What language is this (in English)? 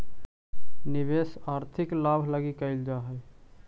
Magahi